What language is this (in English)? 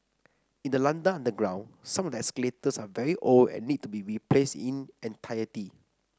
English